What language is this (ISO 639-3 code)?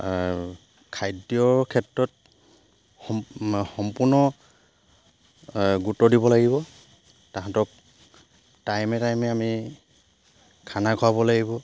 asm